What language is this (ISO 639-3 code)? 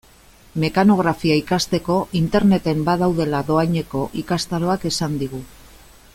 eus